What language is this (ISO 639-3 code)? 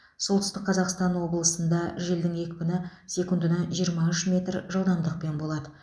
kaz